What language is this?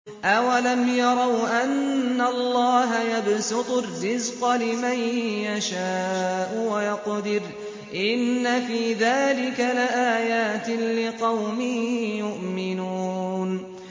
Arabic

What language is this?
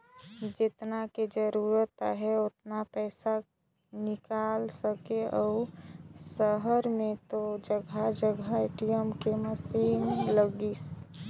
Chhattisgarhi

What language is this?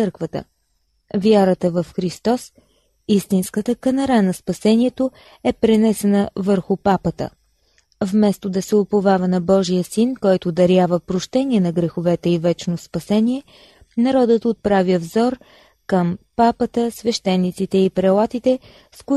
Bulgarian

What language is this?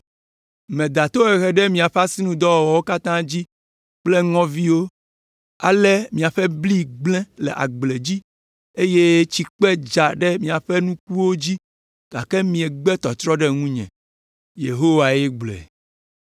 Ewe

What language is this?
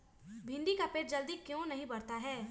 Magahi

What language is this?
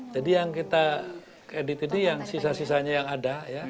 Indonesian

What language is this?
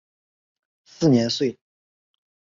Chinese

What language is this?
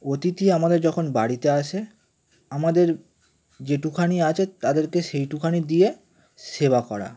Bangla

